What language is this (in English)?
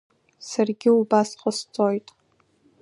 Abkhazian